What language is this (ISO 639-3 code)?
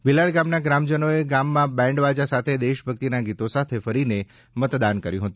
guj